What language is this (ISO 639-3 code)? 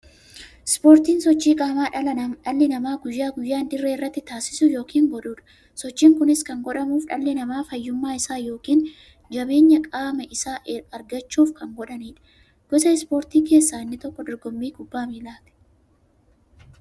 orm